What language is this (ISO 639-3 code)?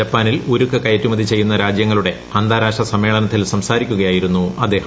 mal